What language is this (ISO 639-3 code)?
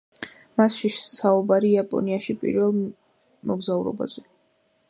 kat